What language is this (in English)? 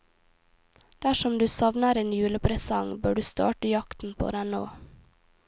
Norwegian